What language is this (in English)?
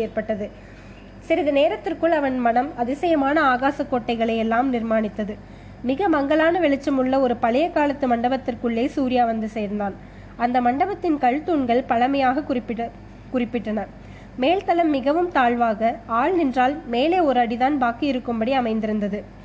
Tamil